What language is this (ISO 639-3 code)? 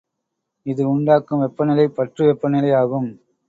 tam